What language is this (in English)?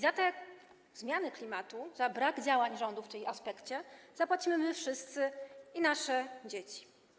Polish